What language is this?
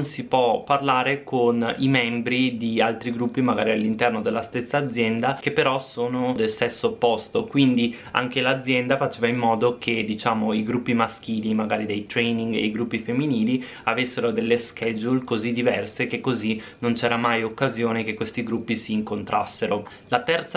Italian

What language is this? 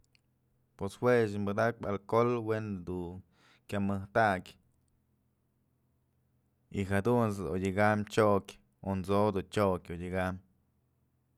Mazatlán Mixe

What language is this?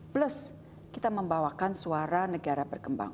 Indonesian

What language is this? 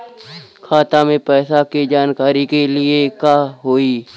Bhojpuri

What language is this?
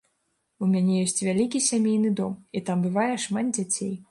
Belarusian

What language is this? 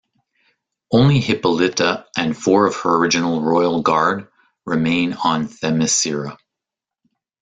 English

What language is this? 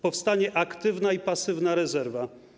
Polish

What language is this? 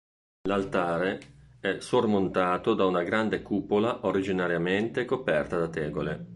Italian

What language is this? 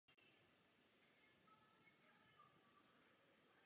Czech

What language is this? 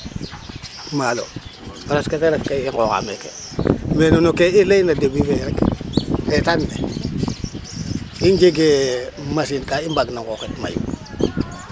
Serer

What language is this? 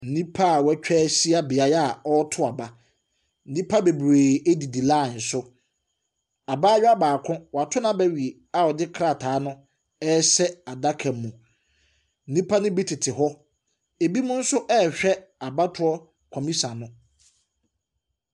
Akan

